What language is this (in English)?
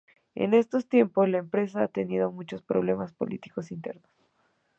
Spanish